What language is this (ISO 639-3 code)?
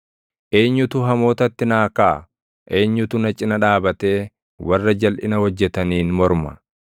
orm